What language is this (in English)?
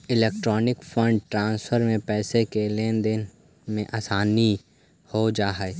Magahi